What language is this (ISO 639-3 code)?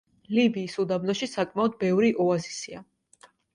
kat